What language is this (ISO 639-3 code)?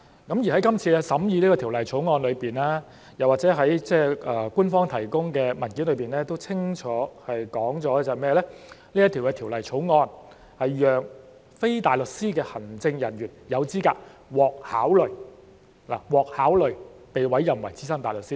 yue